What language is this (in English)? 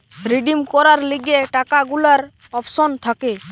Bangla